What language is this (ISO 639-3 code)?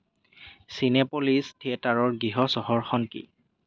asm